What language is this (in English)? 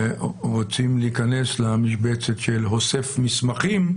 Hebrew